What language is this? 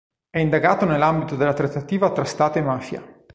Italian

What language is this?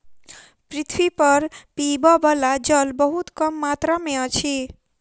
Maithili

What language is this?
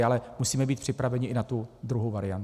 Czech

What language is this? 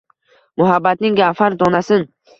Uzbek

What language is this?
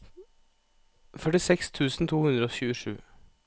Norwegian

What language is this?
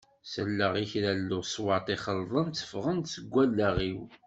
Kabyle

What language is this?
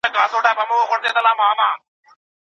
Pashto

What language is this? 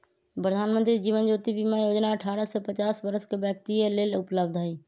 Magahi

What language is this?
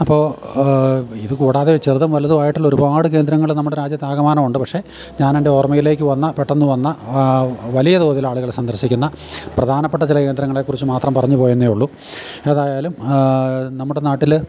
Malayalam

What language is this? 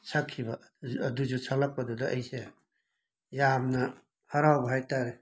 Manipuri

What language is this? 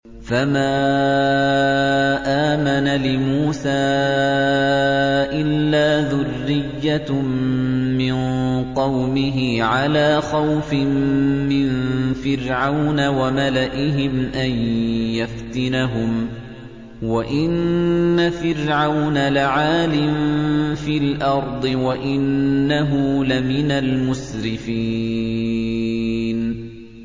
Arabic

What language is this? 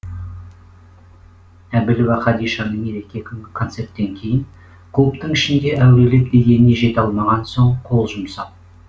Kazakh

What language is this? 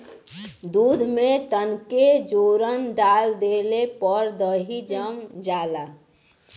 Bhojpuri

